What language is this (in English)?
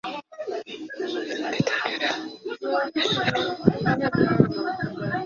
Arabic